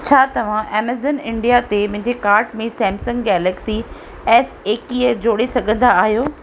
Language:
Sindhi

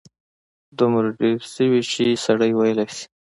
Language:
Pashto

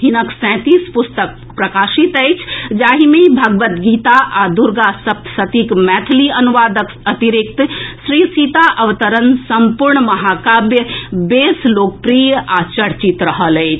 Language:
Maithili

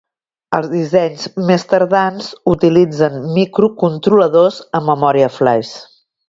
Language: Catalan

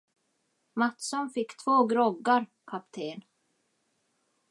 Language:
Swedish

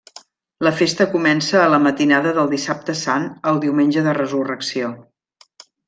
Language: Catalan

